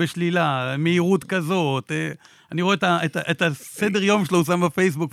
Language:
Hebrew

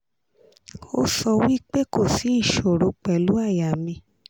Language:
Yoruba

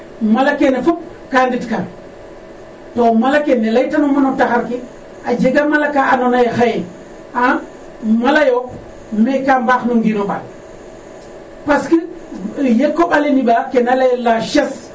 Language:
Serer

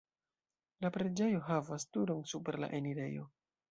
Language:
Esperanto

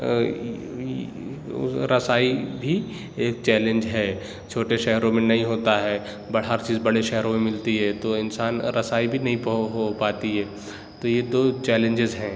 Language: Urdu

